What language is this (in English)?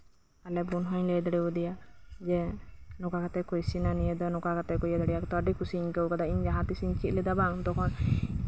Santali